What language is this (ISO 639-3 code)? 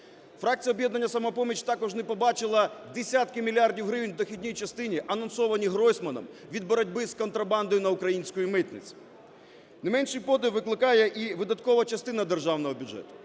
ukr